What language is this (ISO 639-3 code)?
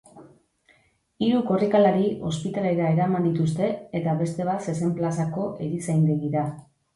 eus